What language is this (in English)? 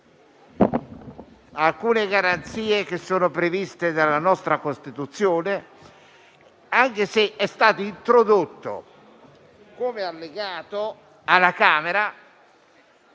Italian